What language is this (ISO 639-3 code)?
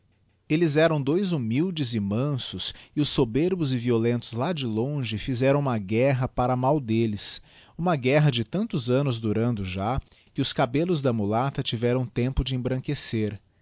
por